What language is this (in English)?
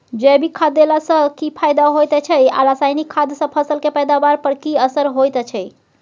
Maithili